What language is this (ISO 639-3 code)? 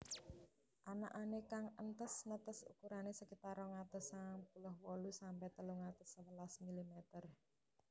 jav